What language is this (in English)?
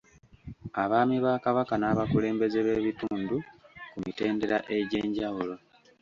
Ganda